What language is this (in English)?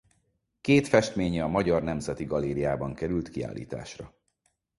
Hungarian